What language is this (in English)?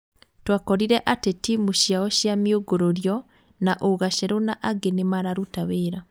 Kikuyu